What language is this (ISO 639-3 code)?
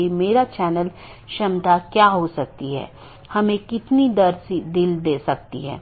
hin